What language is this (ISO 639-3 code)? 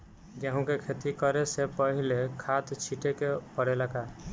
bho